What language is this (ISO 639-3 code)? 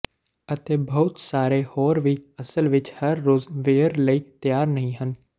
pan